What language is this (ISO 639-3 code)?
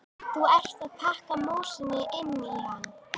isl